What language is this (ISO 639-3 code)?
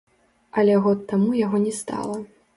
bel